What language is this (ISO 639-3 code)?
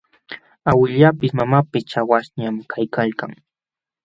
qxw